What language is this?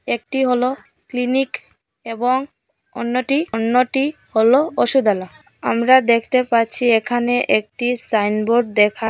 Bangla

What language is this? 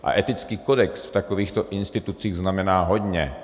Czech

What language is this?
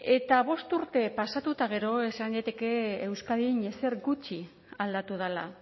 Basque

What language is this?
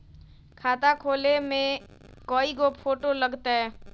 Magahi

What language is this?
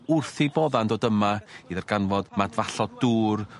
Welsh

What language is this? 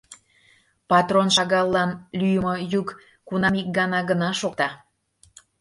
Mari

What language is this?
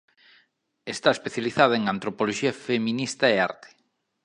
Galician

